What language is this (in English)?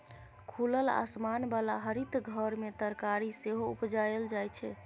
Maithili